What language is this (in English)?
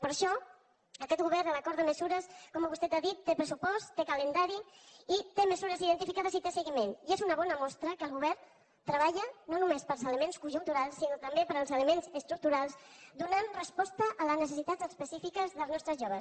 Catalan